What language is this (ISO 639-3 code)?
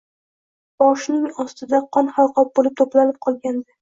uzb